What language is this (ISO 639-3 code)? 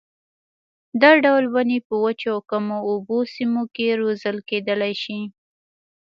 pus